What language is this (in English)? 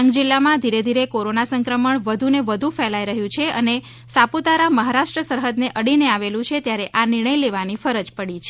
Gujarati